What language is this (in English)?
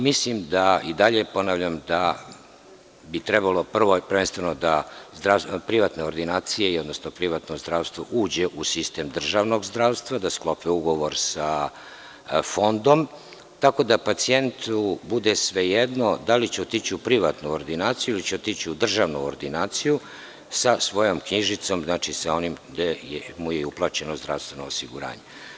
Serbian